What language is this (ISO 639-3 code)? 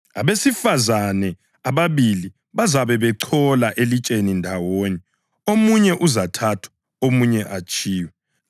nde